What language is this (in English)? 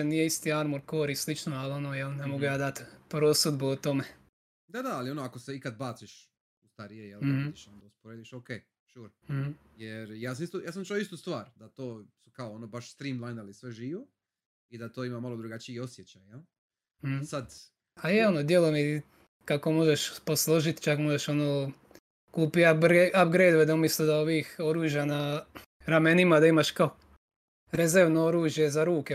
Croatian